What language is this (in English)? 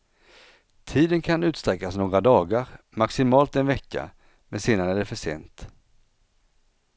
Swedish